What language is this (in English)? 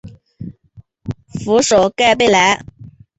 Chinese